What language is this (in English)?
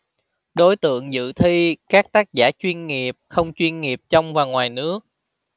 Vietnamese